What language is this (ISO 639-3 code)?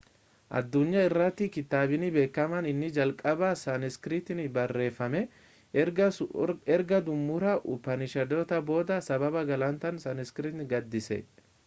orm